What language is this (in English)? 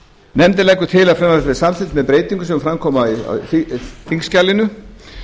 Icelandic